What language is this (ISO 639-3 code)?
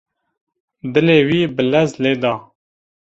kur